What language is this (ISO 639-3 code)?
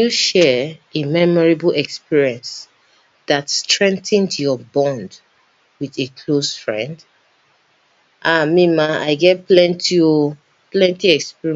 pcm